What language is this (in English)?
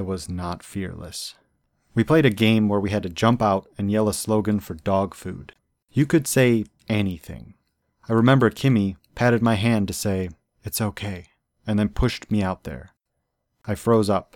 English